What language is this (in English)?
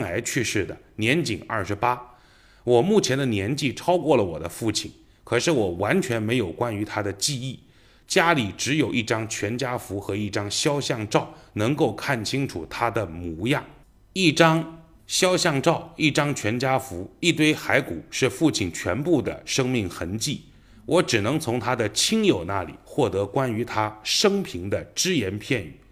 Chinese